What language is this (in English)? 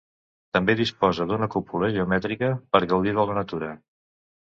Catalan